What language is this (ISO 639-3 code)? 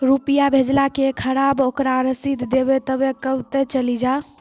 mai